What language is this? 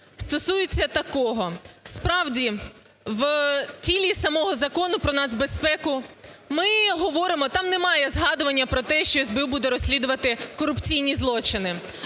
Ukrainian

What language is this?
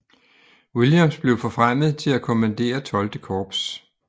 Danish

